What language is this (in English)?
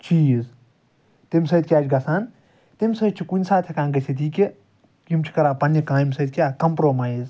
Kashmiri